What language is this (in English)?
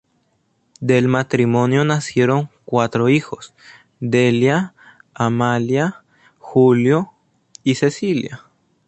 Spanish